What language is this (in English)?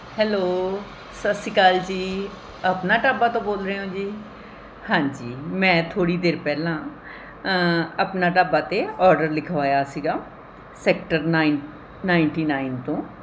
Punjabi